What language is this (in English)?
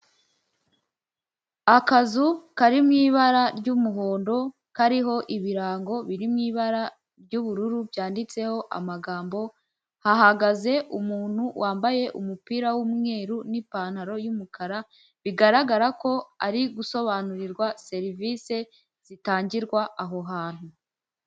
Kinyarwanda